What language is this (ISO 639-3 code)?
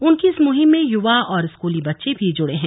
hin